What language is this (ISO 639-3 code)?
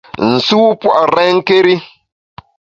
bax